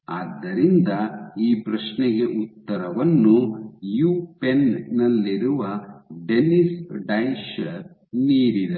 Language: Kannada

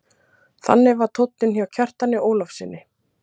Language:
Icelandic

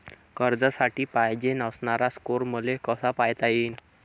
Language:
Marathi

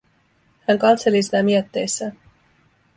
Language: Finnish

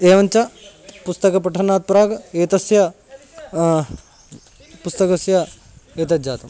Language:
Sanskrit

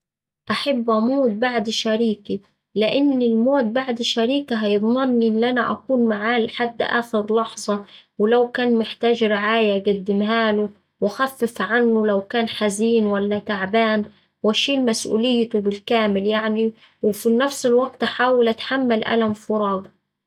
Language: Saidi Arabic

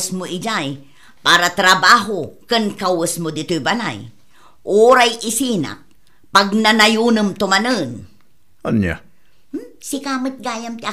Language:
Filipino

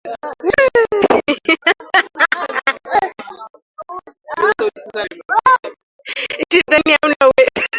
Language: Swahili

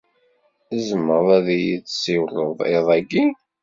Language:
Kabyle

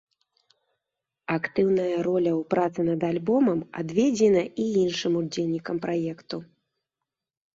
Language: Belarusian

